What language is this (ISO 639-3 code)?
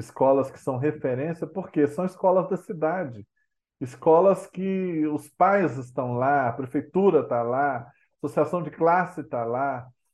por